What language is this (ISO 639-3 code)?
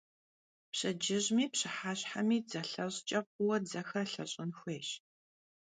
kbd